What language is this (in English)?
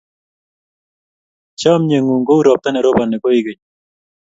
Kalenjin